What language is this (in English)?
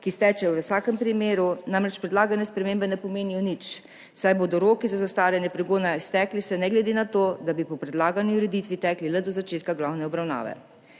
Slovenian